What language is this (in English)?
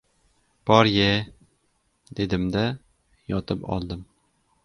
Uzbek